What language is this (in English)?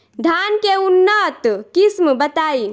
Bhojpuri